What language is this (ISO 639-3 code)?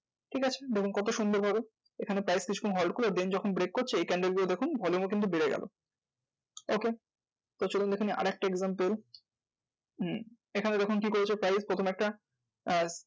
ben